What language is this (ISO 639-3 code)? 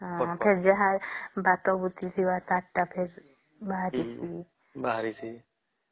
ori